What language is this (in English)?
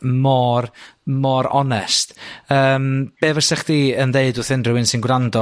Welsh